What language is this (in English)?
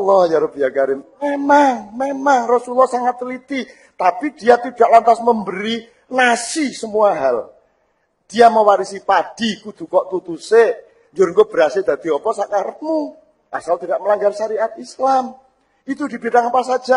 Indonesian